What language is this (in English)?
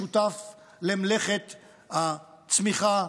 Hebrew